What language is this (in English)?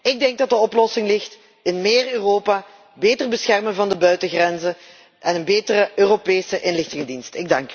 Dutch